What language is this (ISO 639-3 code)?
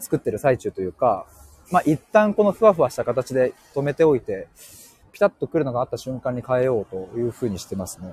jpn